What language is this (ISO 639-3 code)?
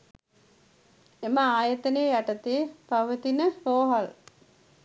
sin